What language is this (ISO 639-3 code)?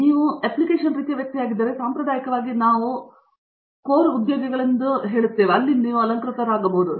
kan